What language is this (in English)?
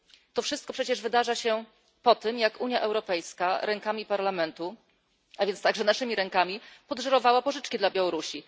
Polish